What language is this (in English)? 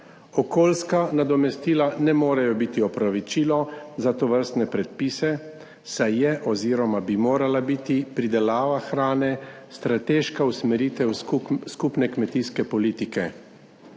Slovenian